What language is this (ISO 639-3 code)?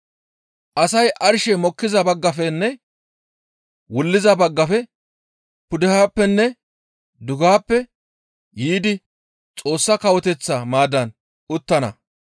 gmv